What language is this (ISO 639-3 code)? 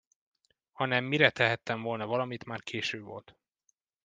hun